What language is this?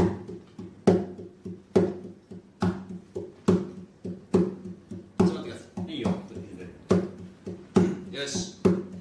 Japanese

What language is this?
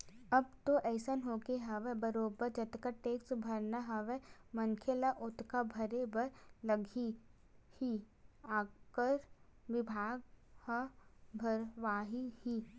Chhattisgarhi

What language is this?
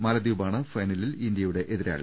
Malayalam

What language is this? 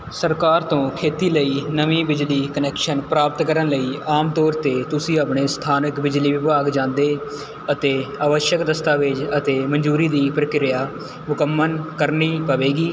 Punjabi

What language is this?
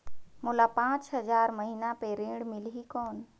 Chhattisgarhi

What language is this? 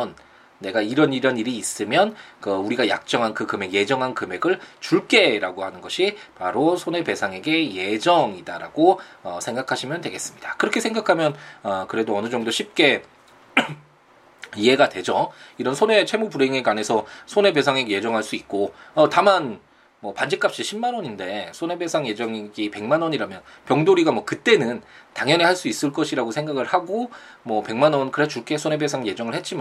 Korean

